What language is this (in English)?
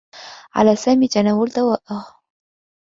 Arabic